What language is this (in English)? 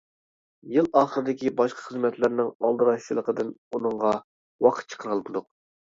Uyghur